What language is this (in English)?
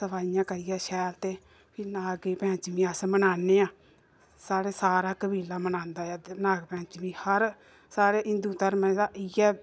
Dogri